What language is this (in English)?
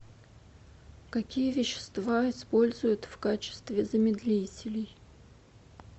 Russian